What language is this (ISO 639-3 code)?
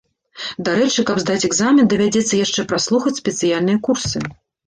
bel